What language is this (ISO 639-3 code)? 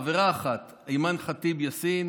heb